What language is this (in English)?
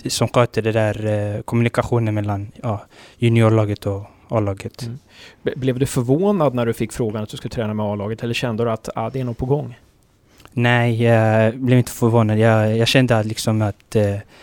Swedish